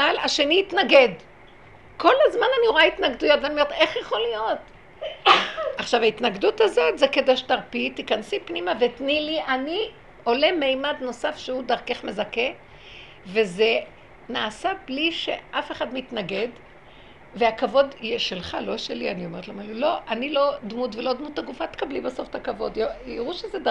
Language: Hebrew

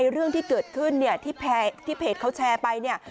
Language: Thai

